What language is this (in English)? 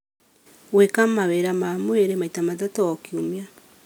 Kikuyu